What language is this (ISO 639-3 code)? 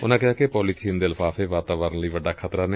pan